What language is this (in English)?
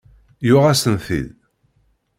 Kabyle